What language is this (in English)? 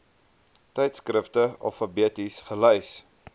Afrikaans